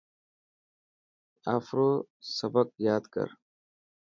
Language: Dhatki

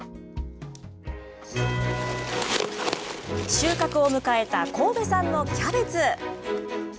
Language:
Japanese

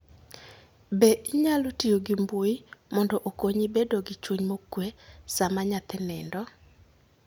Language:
Luo (Kenya and Tanzania)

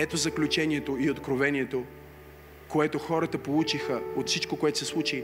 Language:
Bulgarian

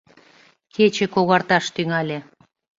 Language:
Mari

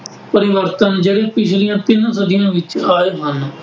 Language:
Punjabi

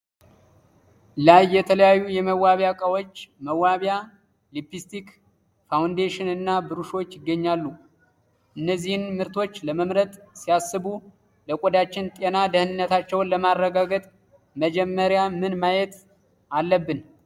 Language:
Amharic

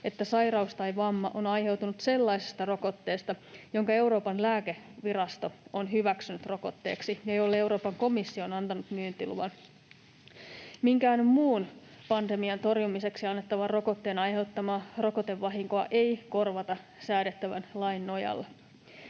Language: Finnish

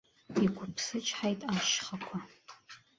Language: Abkhazian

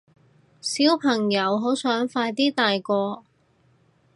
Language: Cantonese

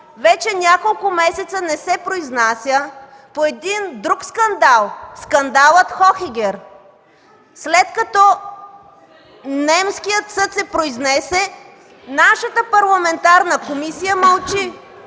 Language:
Bulgarian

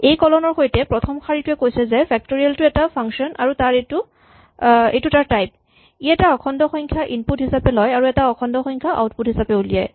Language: Assamese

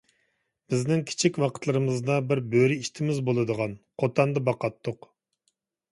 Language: Uyghur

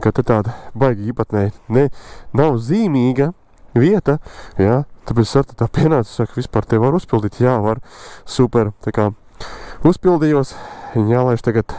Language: Latvian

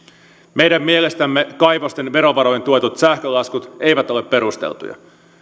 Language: Finnish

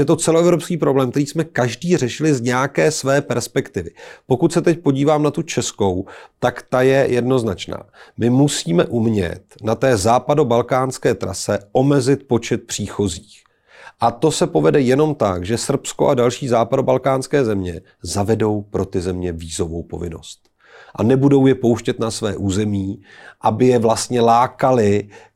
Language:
Czech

